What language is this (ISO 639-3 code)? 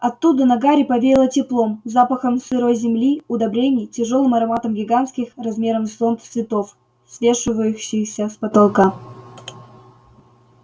rus